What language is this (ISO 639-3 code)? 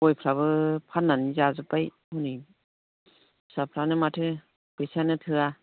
brx